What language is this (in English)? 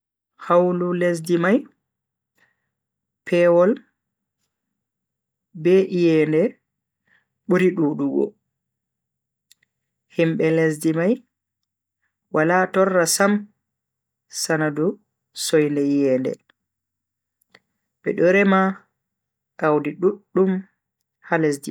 Bagirmi Fulfulde